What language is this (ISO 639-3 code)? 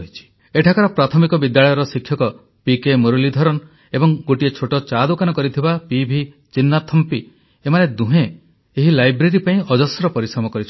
ori